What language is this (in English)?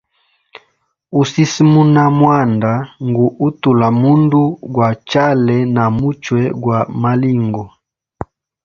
Hemba